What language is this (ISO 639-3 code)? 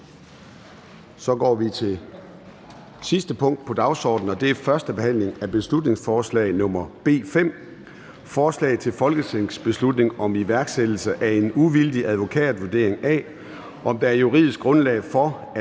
dan